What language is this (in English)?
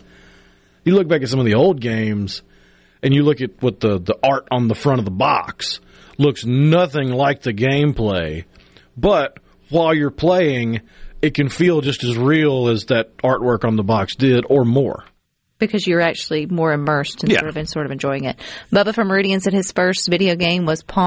English